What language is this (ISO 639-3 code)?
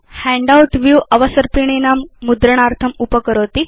san